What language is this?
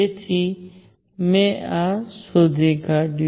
Gujarati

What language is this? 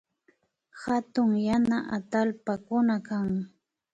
Imbabura Highland Quichua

